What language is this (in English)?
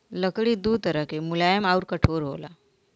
Bhojpuri